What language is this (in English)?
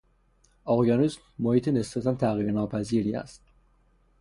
Persian